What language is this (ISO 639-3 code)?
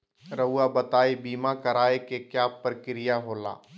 mag